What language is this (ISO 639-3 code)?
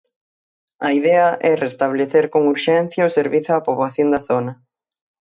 glg